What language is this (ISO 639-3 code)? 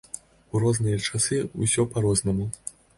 bel